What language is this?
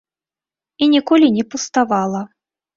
Belarusian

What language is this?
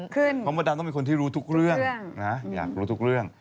Thai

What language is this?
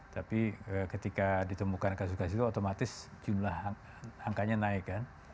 Indonesian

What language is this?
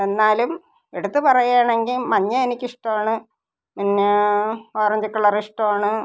Malayalam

